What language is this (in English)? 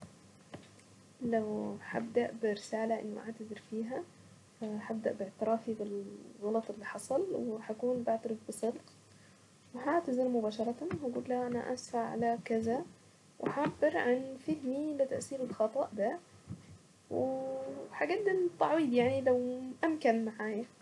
Saidi Arabic